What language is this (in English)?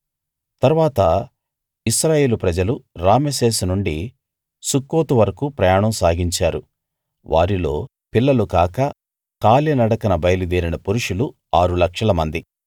Telugu